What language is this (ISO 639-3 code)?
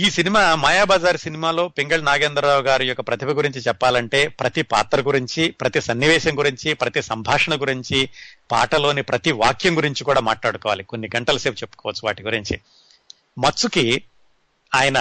tel